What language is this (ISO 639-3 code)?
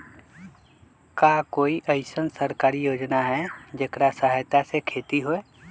mag